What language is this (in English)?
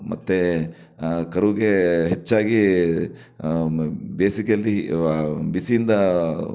Kannada